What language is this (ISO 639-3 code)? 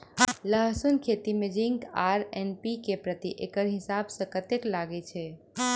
mai